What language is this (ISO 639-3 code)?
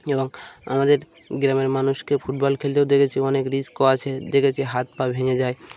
ben